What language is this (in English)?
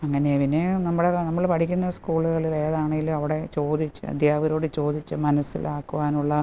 Malayalam